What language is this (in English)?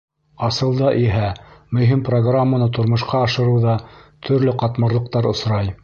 Bashkir